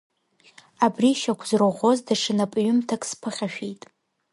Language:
Abkhazian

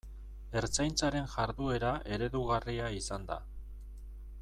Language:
Basque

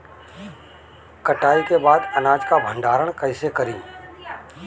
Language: Bhojpuri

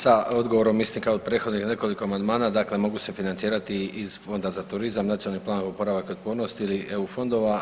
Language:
Croatian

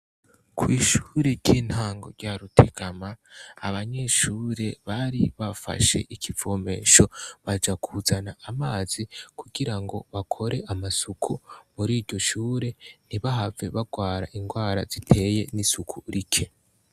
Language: Rundi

